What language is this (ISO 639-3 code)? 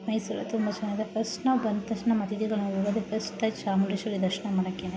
kan